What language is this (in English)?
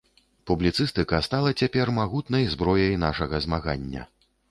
Belarusian